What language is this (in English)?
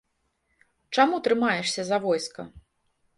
Belarusian